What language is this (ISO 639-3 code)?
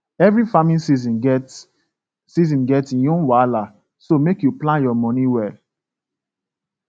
pcm